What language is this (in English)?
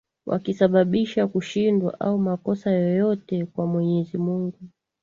Swahili